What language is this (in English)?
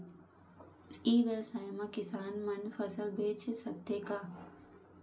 Chhattisgarhi